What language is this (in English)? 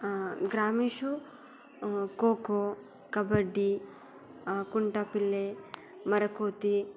Sanskrit